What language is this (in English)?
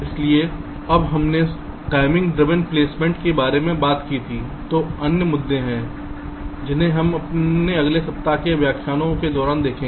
Hindi